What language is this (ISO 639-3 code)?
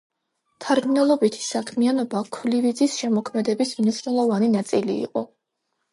kat